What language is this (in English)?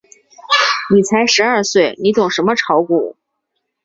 Chinese